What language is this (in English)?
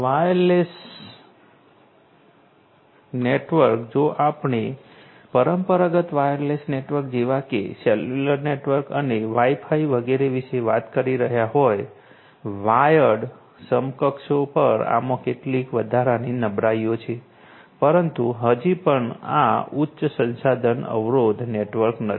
Gujarati